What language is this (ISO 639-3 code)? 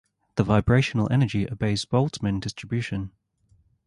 eng